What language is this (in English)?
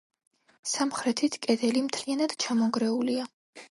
Georgian